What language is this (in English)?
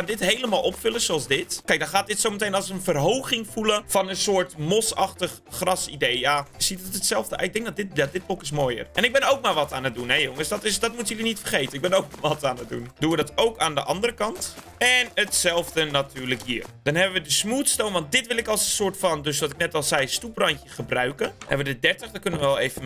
Dutch